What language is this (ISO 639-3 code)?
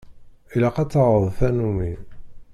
kab